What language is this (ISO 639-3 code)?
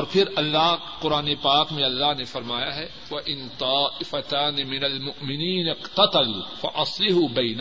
urd